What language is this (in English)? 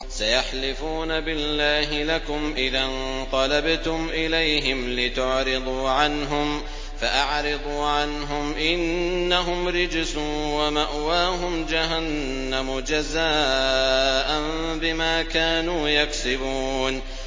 Arabic